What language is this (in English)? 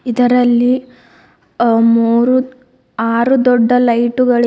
Kannada